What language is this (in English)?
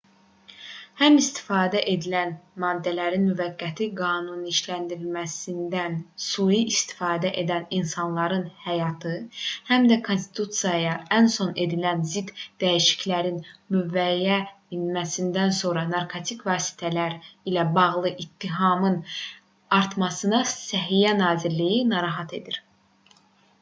Azerbaijani